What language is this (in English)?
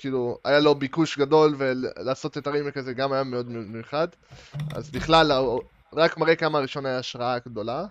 Hebrew